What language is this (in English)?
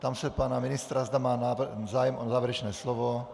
Czech